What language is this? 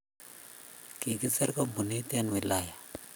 Kalenjin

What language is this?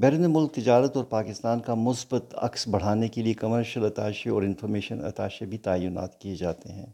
Urdu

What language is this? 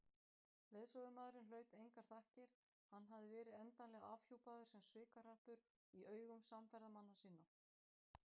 Icelandic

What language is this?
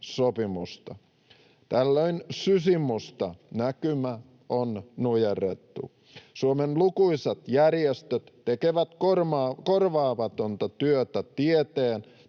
Finnish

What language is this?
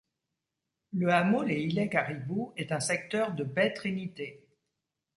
French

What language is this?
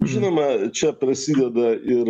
Lithuanian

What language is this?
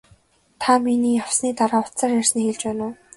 Mongolian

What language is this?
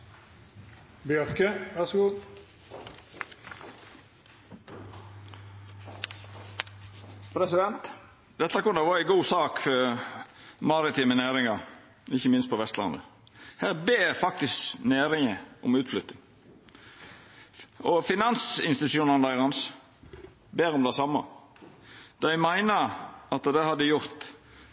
Norwegian Nynorsk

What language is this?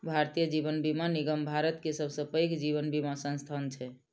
Maithili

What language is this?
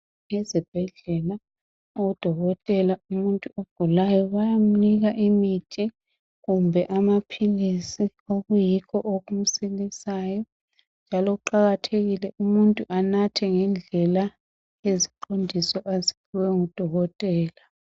North Ndebele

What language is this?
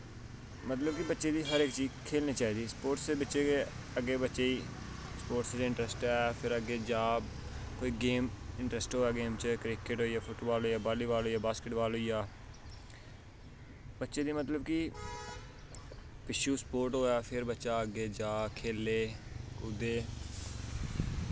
Dogri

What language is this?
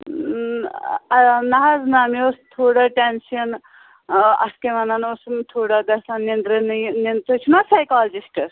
Kashmiri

